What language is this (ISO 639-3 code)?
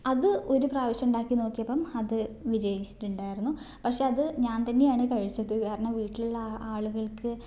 mal